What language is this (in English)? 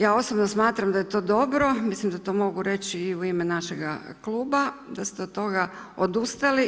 Croatian